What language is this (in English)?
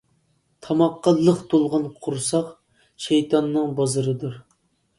Uyghur